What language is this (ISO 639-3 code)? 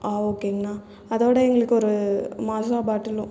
tam